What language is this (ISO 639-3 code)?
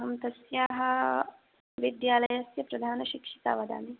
san